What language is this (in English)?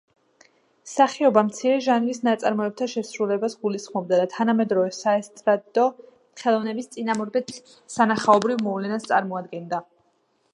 Georgian